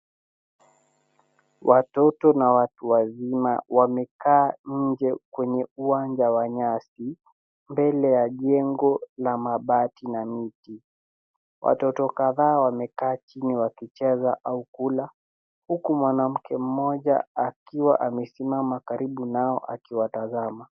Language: Swahili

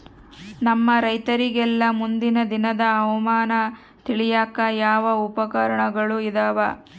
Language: Kannada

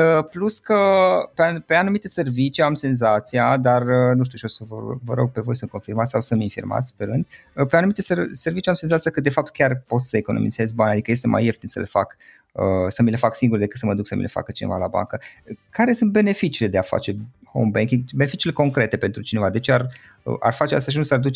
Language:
Romanian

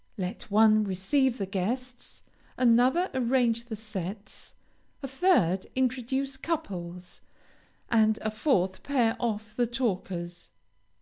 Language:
English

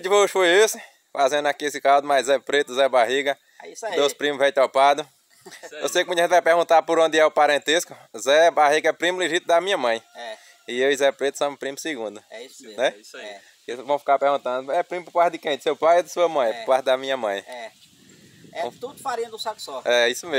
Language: Portuguese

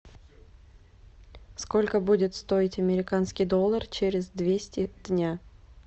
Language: Russian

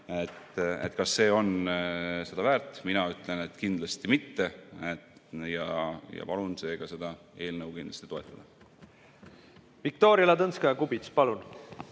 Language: Estonian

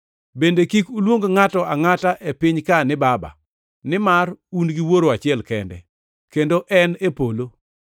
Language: Luo (Kenya and Tanzania)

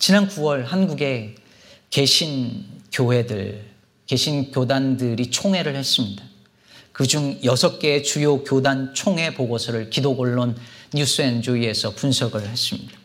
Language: Korean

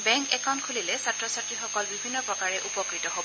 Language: Assamese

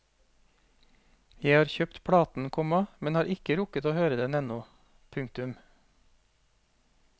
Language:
Norwegian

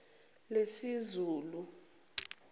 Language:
Zulu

